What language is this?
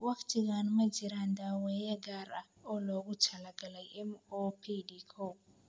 Somali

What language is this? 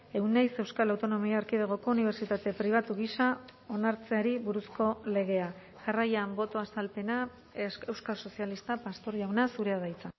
Basque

